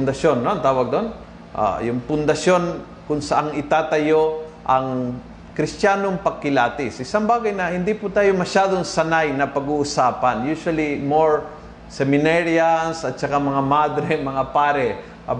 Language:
Filipino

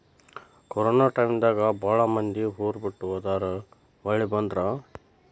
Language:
Kannada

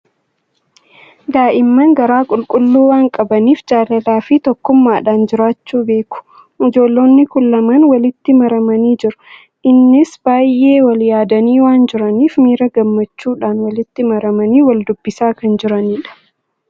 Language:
Oromo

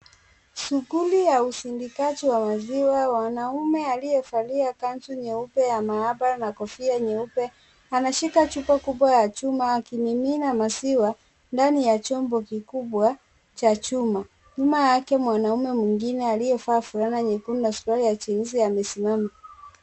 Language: Swahili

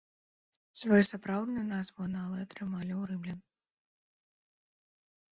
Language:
Belarusian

